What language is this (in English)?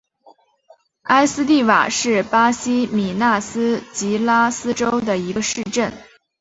Chinese